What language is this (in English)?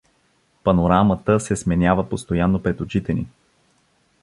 Bulgarian